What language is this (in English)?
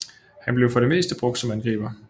Danish